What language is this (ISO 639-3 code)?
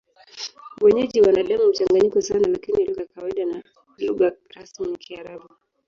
swa